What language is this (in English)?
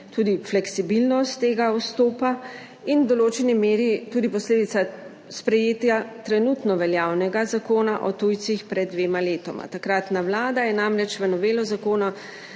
Slovenian